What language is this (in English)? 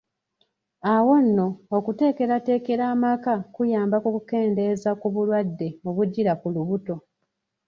Ganda